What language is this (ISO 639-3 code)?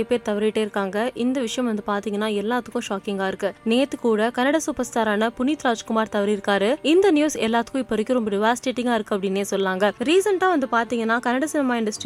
tam